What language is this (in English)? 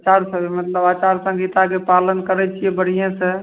Maithili